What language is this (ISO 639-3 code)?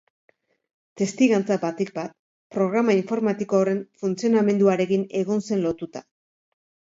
eus